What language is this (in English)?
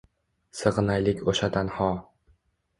Uzbek